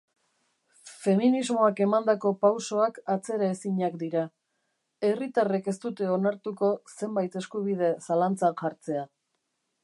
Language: Basque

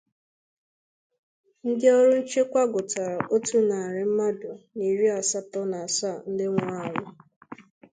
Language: Igbo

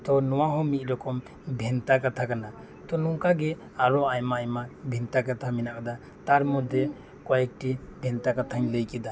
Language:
Santali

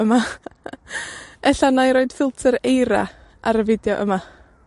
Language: Welsh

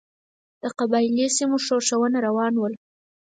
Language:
Pashto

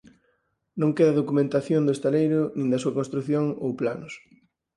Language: Galician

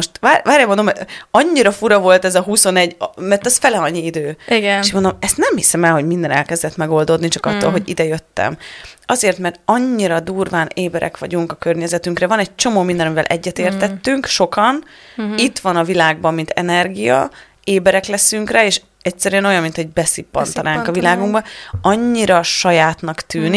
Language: Hungarian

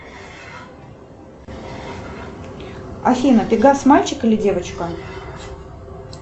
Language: Russian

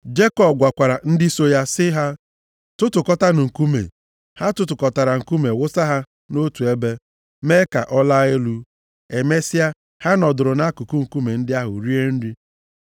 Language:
Igbo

